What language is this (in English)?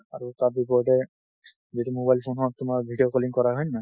Assamese